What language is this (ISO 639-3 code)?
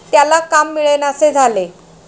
mar